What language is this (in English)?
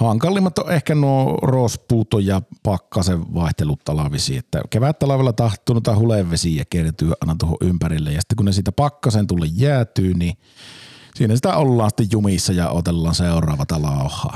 Finnish